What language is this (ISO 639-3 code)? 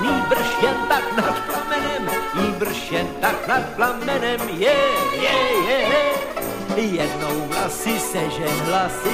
slk